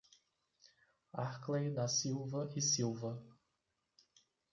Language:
Portuguese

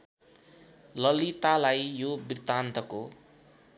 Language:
Nepali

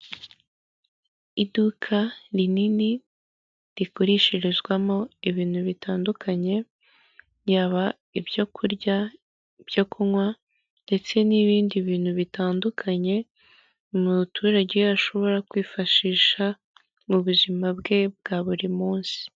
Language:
Kinyarwanda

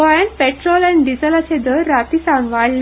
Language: Konkani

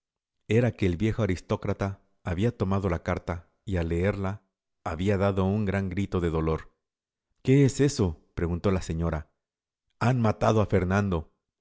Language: Spanish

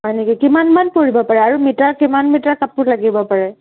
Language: Assamese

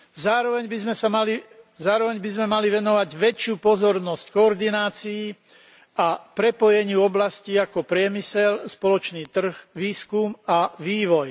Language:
Slovak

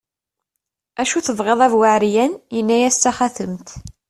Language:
Kabyle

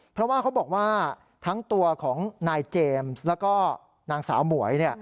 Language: Thai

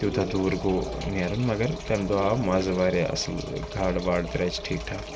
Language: Kashmiri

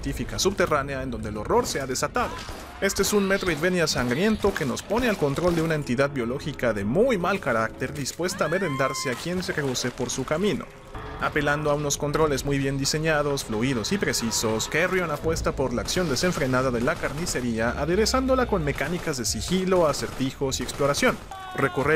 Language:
Spanish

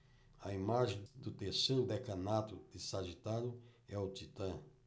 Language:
Portuguese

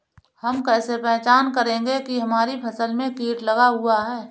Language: Hindi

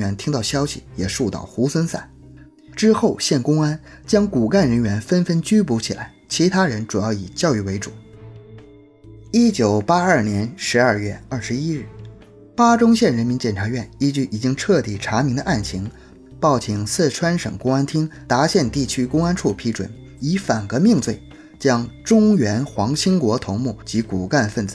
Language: Chinese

